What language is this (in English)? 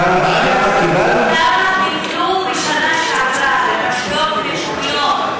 Hebrew